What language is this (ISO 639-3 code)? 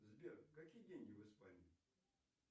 rus